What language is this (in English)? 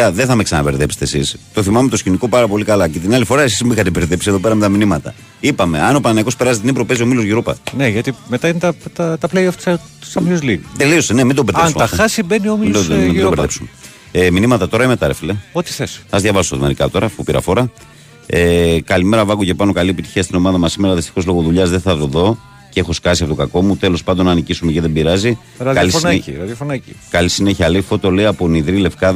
Greek